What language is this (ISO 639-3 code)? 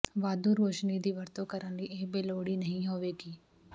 pan